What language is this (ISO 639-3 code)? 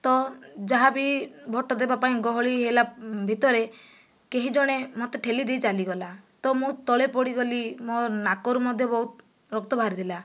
ori